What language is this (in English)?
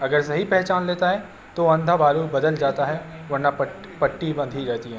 Urdu